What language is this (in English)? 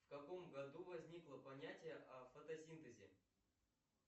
Russian